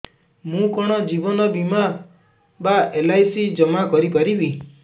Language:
Odia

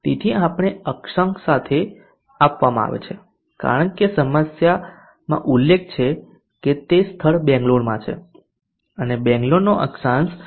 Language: Gujarati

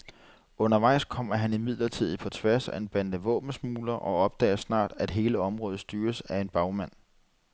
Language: Danish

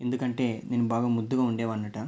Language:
Telugu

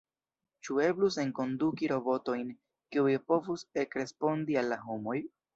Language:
Esperanto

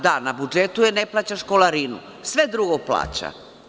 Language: Serbian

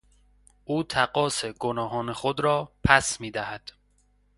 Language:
Persian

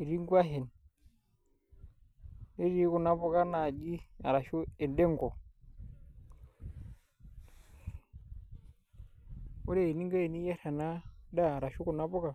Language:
Masai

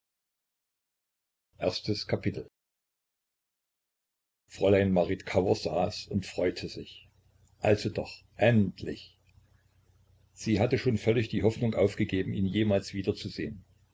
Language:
German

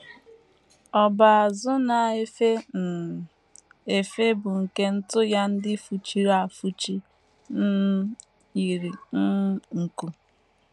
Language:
Igbo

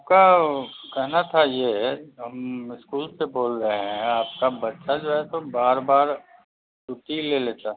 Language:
Maithili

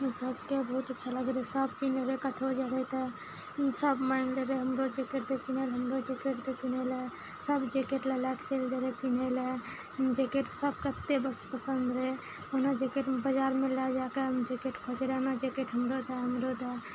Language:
Maithili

